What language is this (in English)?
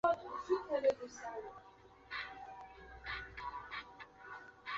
Chinese